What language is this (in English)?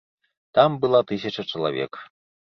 Belarusian